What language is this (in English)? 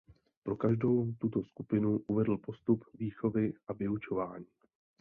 Czech